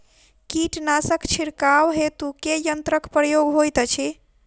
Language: Maithili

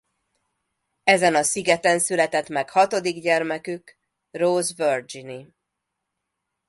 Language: Hungarian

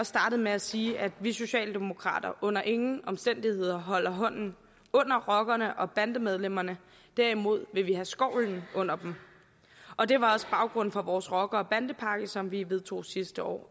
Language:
Danish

